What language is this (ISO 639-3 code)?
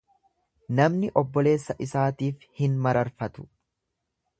orm